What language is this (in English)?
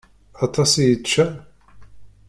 Kabyle